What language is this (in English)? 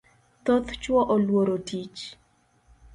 Luo (Kenya and Tanzania)